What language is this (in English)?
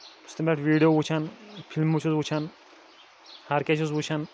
Kashmiri